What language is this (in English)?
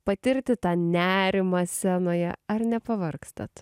Lithuanian